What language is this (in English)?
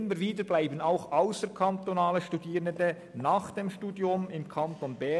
Swiss German